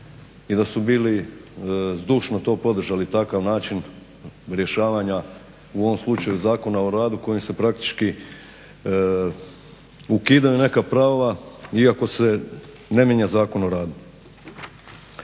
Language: Croatian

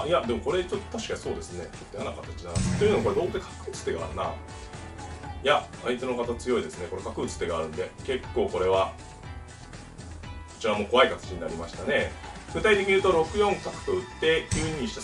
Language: Japanese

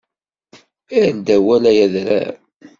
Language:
Kabyle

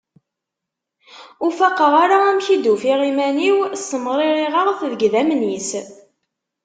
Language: Kabyle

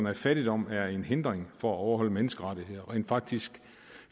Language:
Danish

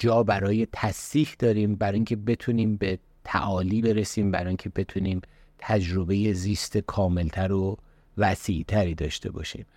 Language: Persian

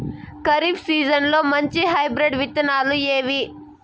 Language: Telugu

